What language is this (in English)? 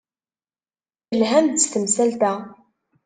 Kabyle